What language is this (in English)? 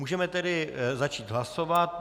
Czech